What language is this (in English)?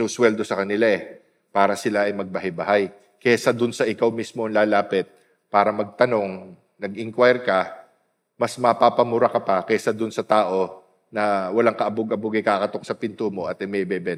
Filipino